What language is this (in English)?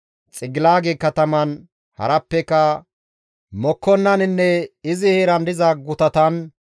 Gamo